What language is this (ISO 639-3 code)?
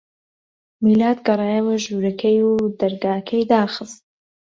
ckb